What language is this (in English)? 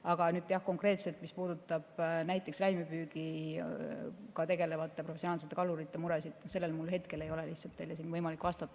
Estonian